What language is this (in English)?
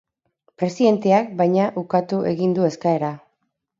Basque